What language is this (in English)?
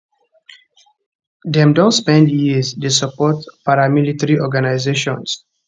Nigerian Pidgin